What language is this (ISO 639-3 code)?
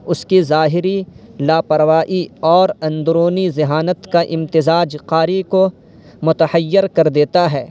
urd